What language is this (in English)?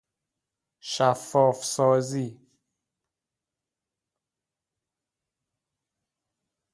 Persian